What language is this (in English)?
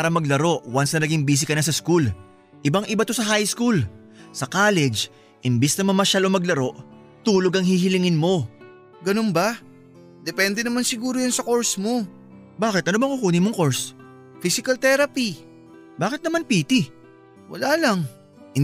Filipino